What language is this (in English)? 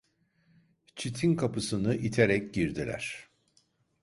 Turkish